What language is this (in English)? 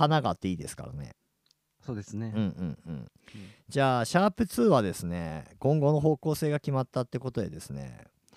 Japanese